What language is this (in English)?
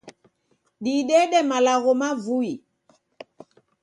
Taita